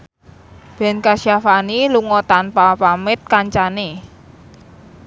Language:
Javanese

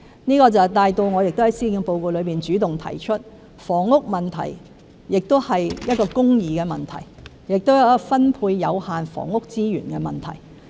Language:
Cantonese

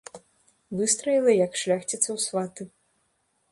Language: Belarusian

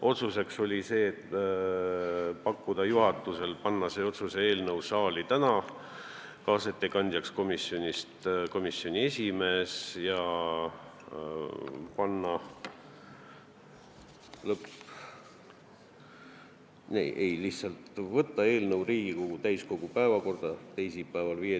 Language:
Estonian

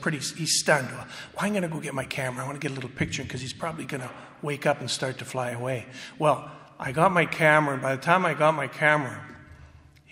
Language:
English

